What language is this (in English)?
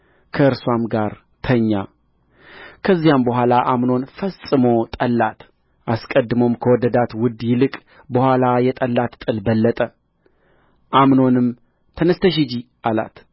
Amharic